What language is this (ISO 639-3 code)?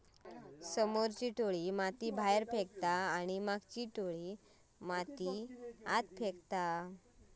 mar